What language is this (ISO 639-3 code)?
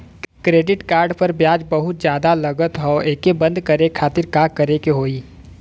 bho